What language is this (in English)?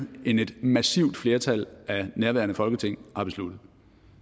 Danish